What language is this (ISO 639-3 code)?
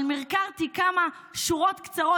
heb